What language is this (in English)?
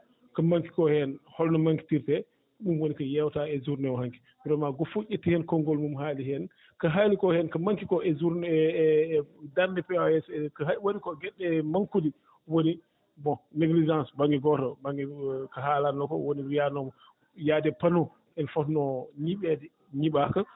Fula